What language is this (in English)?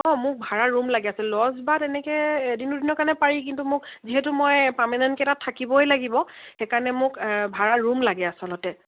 Assamese